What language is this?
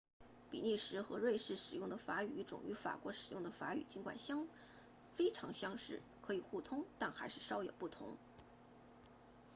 Chinese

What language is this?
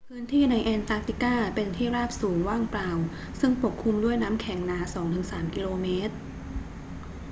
Thai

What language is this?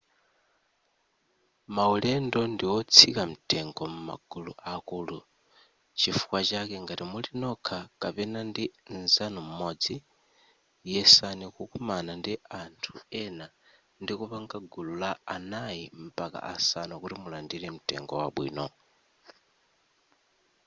Nyanja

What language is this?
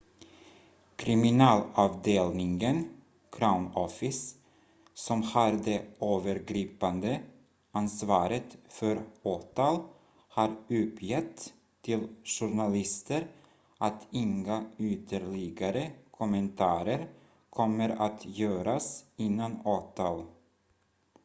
Swedish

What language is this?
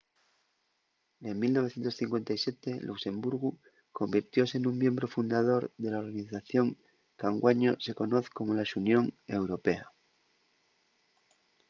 Asturian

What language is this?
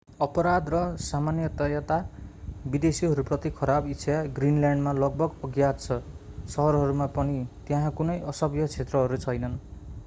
Nepali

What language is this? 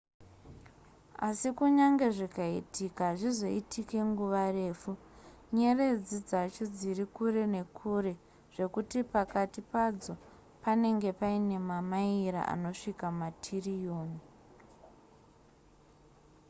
Shona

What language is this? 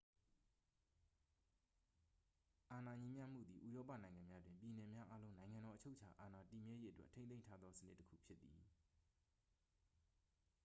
Burmese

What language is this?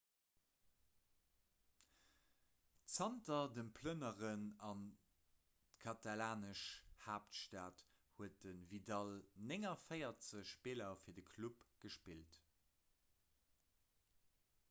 Luxembourgish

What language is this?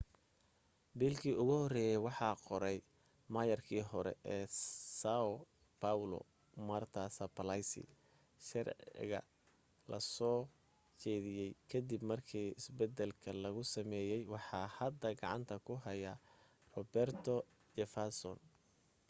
Somali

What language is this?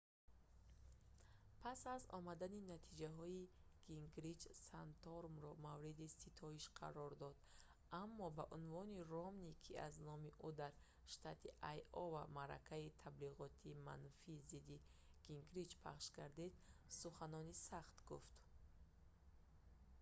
Tajik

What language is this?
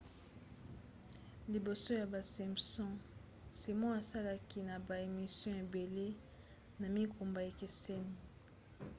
Lingala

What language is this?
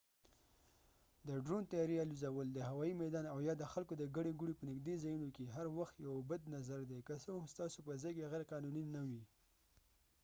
Pashto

